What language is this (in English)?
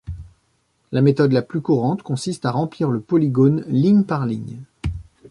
French